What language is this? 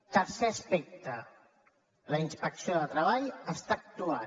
Catalan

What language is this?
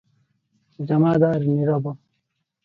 Odia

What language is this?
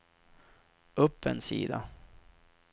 Swedish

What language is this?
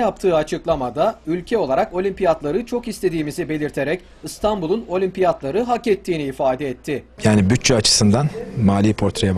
Turkish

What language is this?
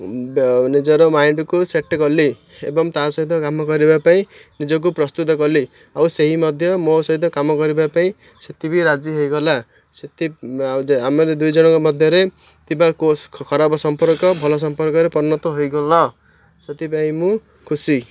Odia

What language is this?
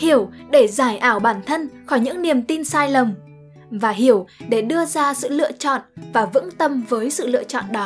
Vietnamese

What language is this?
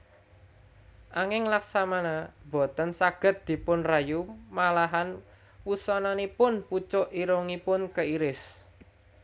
Javanese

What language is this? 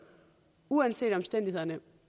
Danish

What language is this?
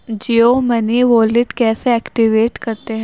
Urdu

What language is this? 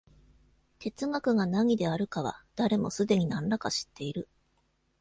Japanese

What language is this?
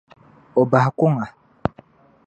Dagbani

